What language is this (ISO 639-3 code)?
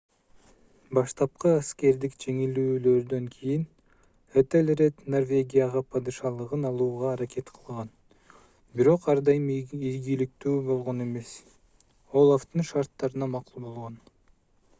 kir